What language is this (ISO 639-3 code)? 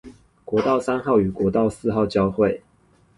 zho